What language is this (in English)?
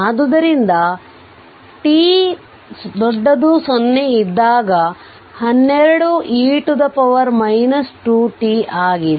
Kannada